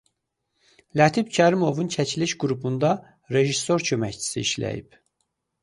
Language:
Azerbaijani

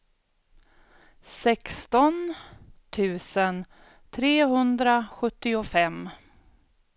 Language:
Swedish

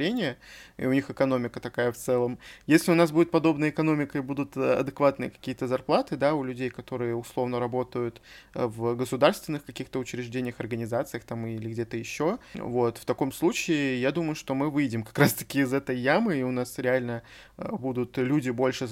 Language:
Russian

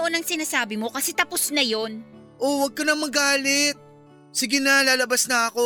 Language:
Filipino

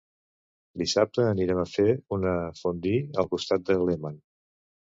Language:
Catalan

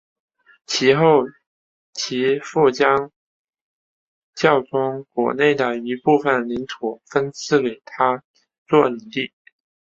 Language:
Chinese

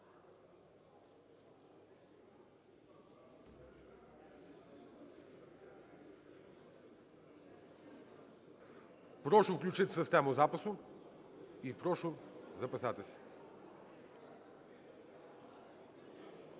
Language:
Ukrainian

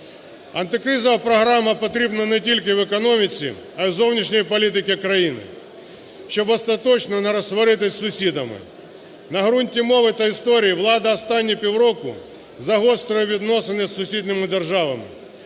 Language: Ukrainian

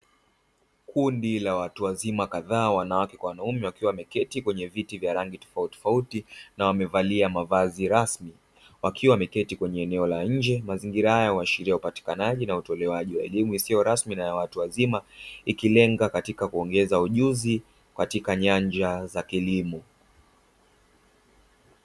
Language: Swahili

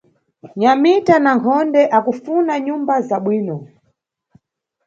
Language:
Nyungwe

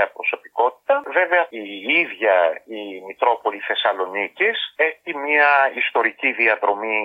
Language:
Greek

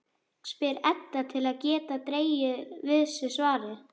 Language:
Icelandic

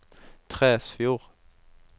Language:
Norwegian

